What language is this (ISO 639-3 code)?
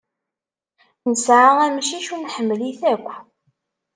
kab